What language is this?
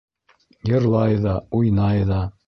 Bashkir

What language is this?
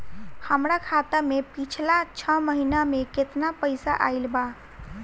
Bhojpuri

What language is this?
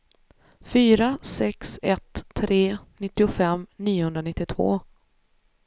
Swedish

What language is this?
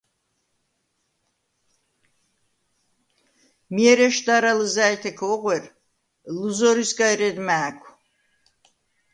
Svan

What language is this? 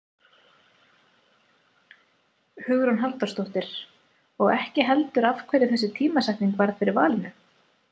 Icelandic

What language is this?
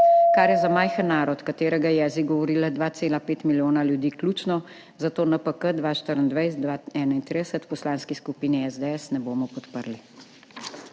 Slovenian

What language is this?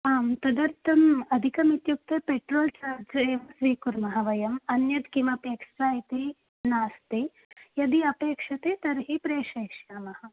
Sanskrit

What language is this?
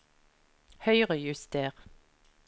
Norwegian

